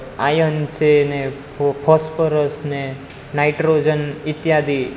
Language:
Gujarati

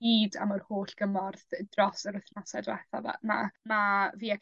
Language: Welsh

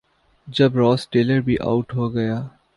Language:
Urdu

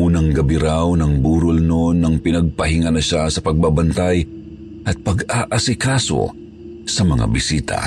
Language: Filipino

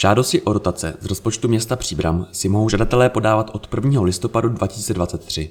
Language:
Czech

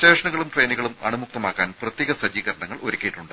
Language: Malayalam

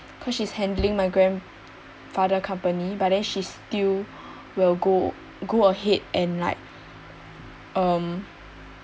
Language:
English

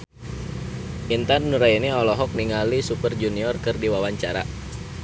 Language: Sundanese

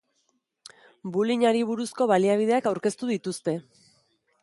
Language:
Basque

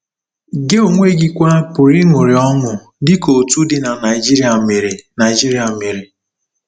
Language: Igbo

